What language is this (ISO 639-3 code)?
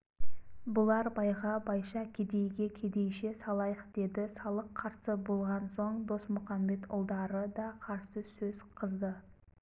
kaz